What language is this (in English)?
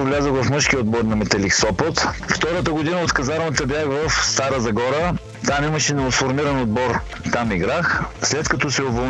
Bulgarian